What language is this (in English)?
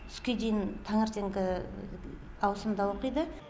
Kazakh